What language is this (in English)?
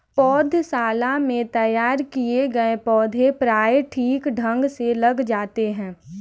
Hindi